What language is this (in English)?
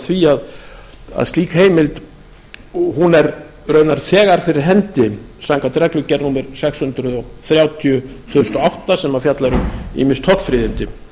Icelandic